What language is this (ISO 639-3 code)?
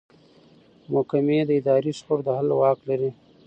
pus